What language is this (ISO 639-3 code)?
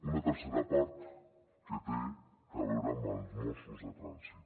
cat